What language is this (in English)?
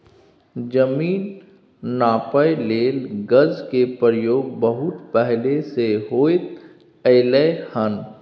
Maithili